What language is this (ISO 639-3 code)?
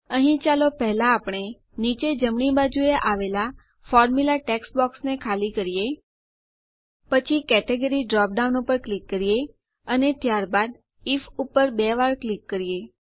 guj